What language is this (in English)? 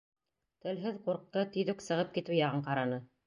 Bashkir